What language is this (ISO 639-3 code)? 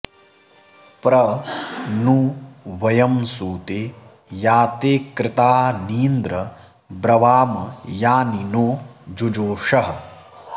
san